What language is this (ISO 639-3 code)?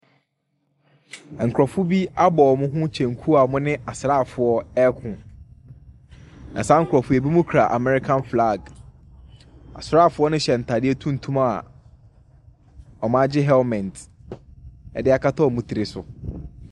aka